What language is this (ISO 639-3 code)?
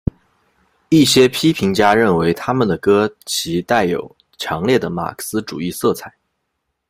zho